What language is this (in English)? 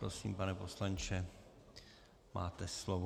Czech